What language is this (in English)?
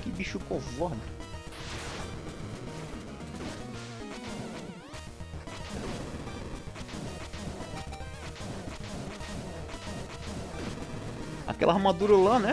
Portuguese